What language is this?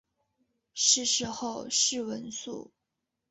Chinese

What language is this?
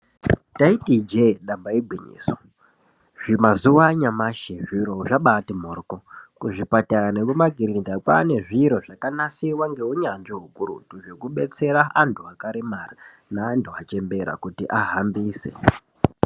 Ndau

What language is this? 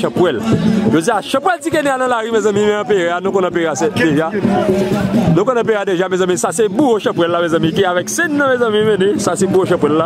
French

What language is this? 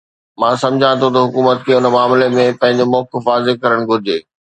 Sindhi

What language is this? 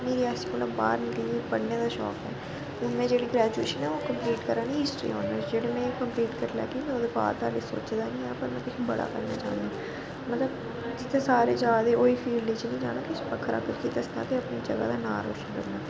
Dogri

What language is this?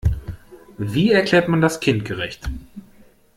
German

